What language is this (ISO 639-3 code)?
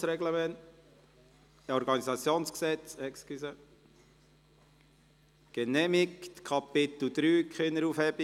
gsw